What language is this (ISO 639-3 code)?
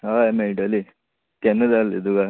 kok